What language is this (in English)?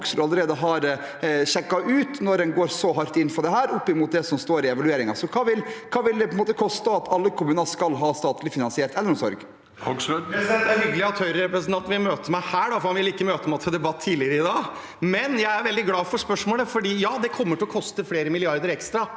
Norwegian